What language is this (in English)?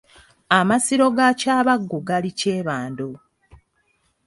Ganda